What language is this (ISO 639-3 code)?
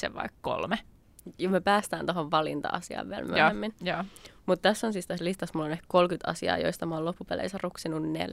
fin